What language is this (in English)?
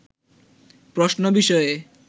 Bangla